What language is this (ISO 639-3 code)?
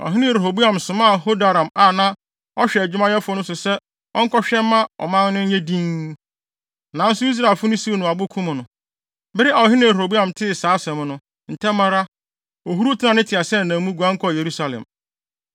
aka